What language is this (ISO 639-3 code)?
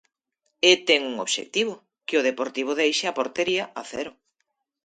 glg